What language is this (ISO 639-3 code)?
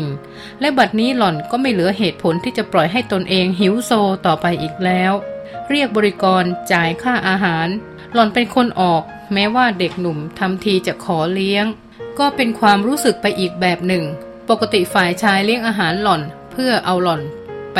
tha